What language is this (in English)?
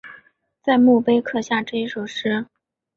Chinese